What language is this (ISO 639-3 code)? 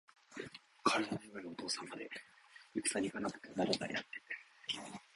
jpn